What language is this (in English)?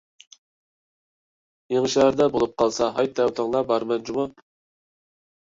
Uyghur